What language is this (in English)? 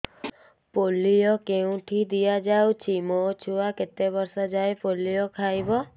Odia